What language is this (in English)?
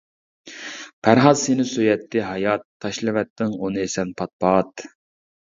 Uyghur